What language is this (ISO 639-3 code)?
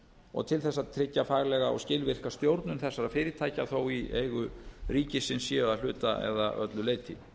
isl